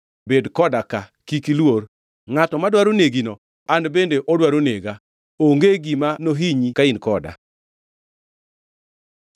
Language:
Luo (Kenya and Tanzania)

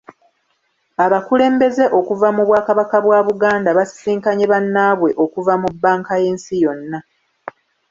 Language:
Ganda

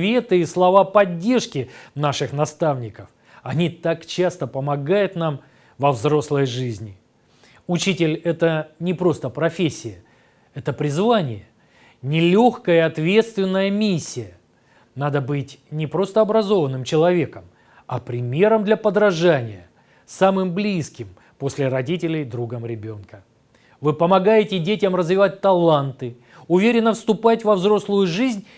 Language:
Russian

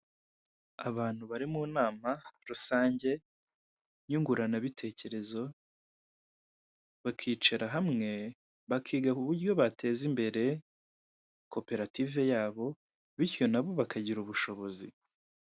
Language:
Kinyarwanda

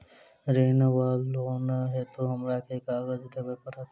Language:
Maithili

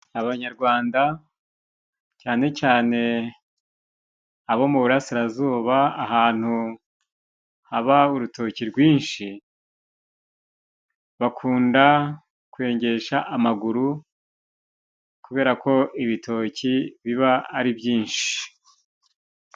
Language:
Kinyarwanda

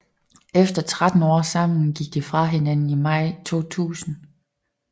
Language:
Danish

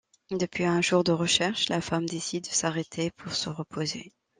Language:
French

